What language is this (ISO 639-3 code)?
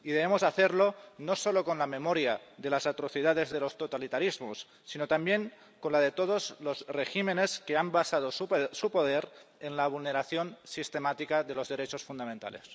spa